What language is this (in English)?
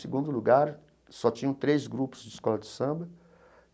Portuguese